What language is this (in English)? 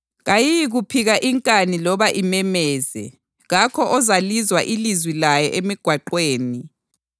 North Ndebele